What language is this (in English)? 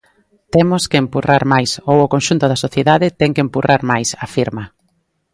Galician